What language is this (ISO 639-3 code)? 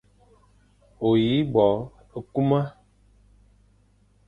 fan